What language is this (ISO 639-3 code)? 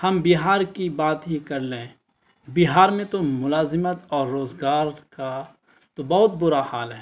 urd